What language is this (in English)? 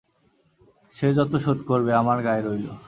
Bangla